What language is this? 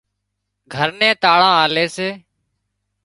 Wadiyara Koli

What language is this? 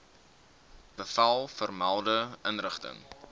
Afrikaans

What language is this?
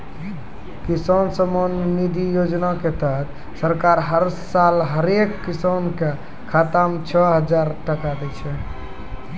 Maithili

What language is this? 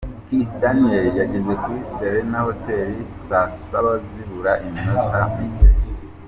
Kinyarwanda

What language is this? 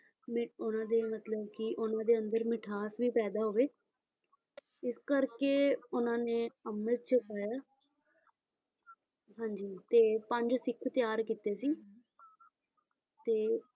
Punjabi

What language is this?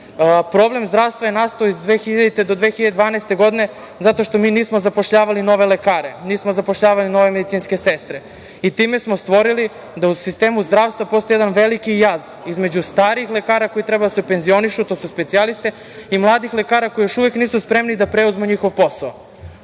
Serbian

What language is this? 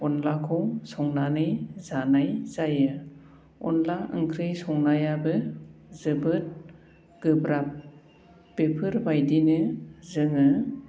Bodo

